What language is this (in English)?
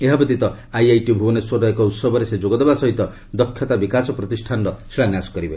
Odia